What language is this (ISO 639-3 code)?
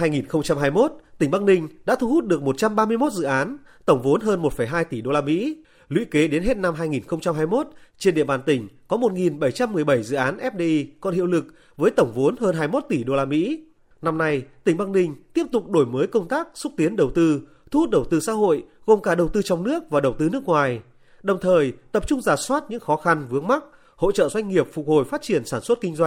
vie